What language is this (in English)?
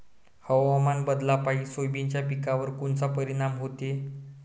Marathi